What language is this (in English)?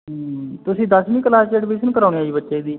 Punjabi